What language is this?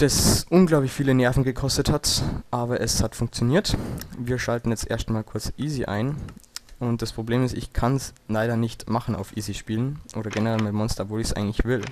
German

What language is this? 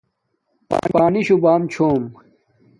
Domaaki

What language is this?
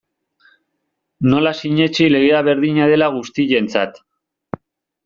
Basque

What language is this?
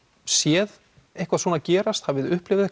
Icelandic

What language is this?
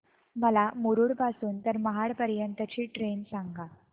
Marathi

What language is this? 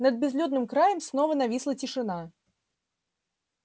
Russian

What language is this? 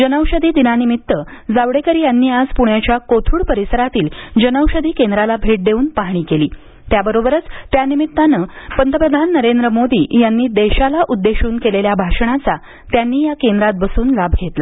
Marathi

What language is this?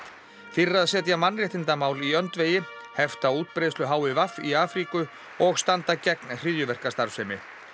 Icelandic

